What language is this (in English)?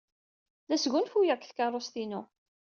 Kabyle